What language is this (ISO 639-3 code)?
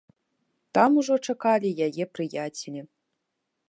bel